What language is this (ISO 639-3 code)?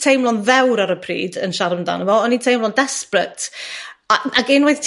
cym